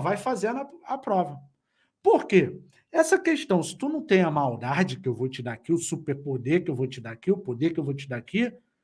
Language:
Portuguese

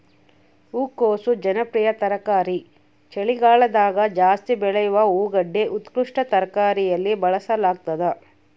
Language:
Kannada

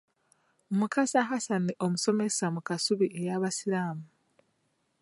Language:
Ganda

